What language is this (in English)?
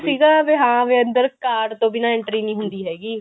Punjabi